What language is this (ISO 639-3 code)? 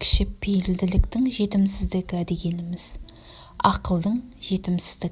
tur